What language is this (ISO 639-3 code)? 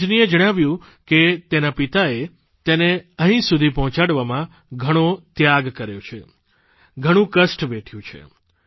guj